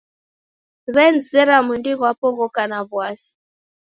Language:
Taita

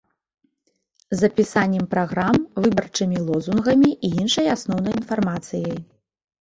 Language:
Belarusian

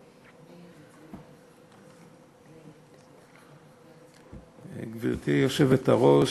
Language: Hebrew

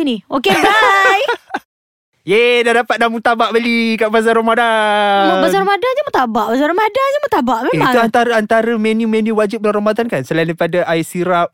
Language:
Malay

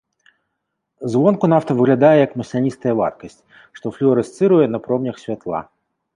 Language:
Belarusian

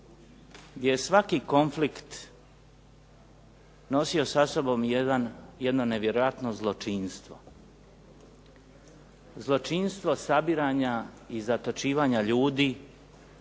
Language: Croatian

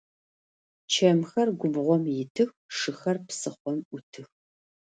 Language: Adyghe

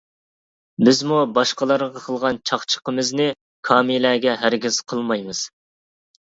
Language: Uyghur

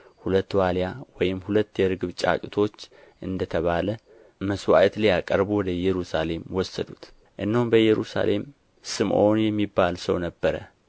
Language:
Amharic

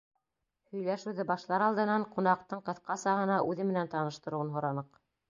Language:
Bashkir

